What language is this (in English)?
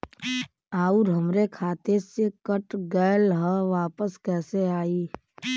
Bhojpuri